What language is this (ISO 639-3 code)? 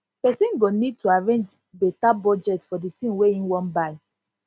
pcm